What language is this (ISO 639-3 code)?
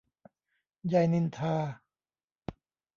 tha